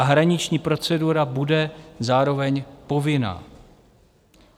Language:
Czech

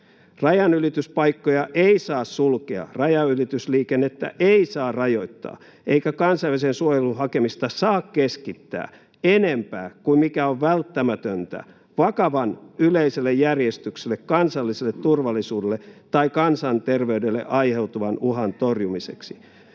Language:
Finnish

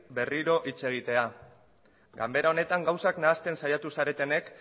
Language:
Basque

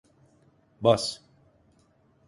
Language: Turkish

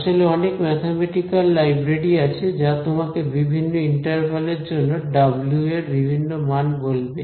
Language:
Bangla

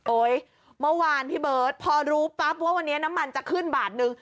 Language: Thai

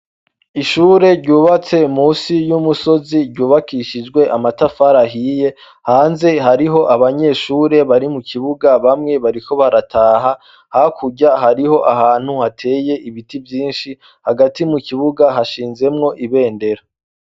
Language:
Rundi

